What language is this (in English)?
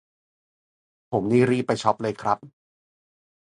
Thai